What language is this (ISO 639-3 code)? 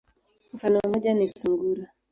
swa